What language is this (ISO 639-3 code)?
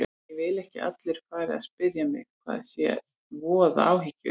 isl